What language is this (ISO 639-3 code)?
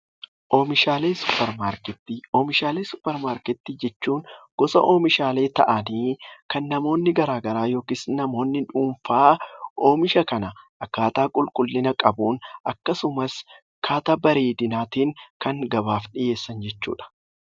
orm